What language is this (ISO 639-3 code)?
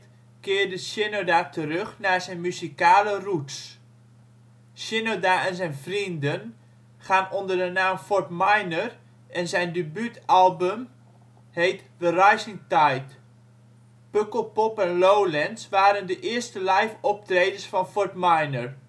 nld